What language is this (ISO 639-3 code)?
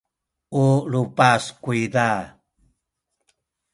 szy